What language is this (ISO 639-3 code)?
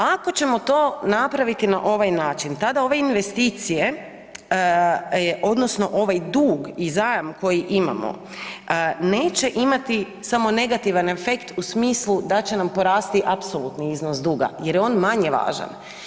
hrv